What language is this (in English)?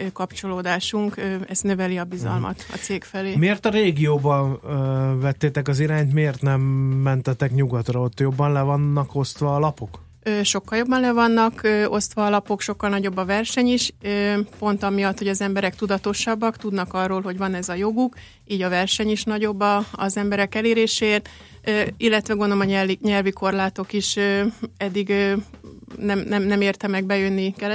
Hungarian